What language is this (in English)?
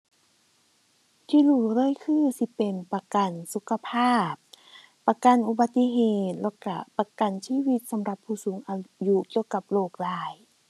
Thai